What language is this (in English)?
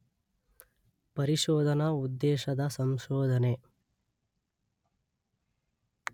Kannada